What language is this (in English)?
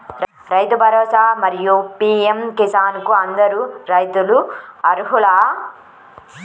Telugu